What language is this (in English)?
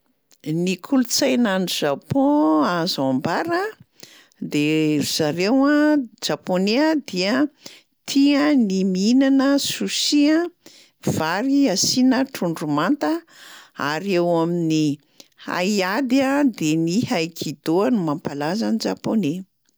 Malagasy